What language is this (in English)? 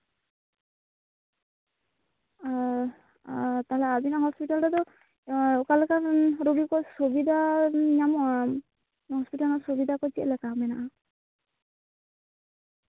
Santali